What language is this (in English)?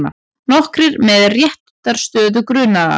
Icelandic